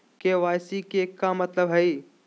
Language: Magahi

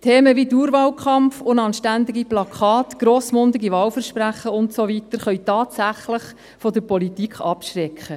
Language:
Swiss German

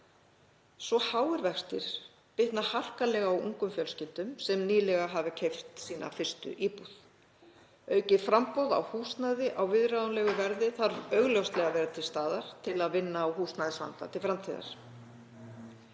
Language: Icelandic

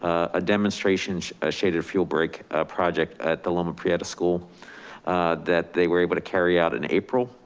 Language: English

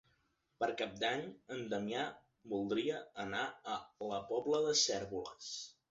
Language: Catalan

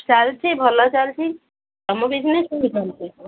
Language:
Odia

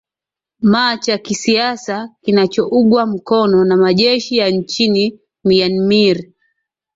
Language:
Swahili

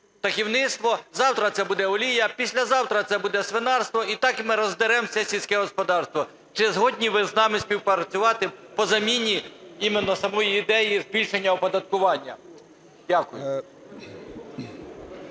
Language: Ukrainian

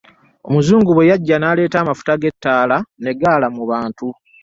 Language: Ganda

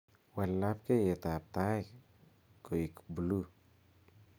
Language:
Kalenjin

